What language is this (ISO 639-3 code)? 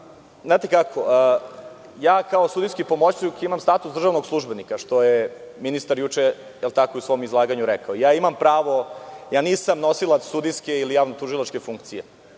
srp